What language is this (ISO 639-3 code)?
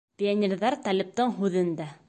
bak